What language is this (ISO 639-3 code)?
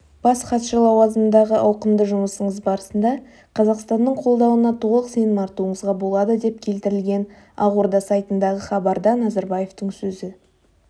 kaz